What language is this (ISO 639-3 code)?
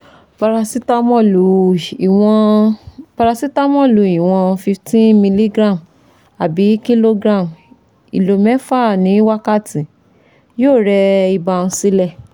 yor